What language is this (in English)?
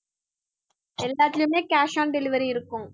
Tamil